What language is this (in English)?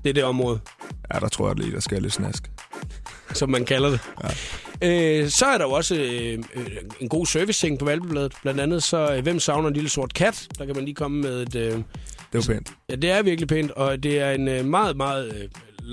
Danish